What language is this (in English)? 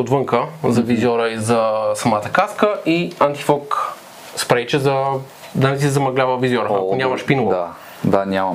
Bulgarian